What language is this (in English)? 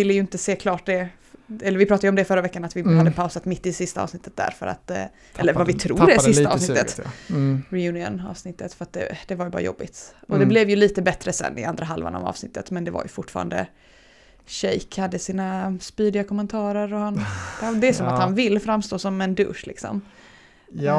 Swedish